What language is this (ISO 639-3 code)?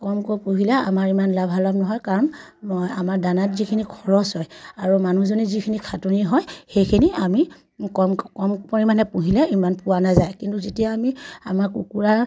asm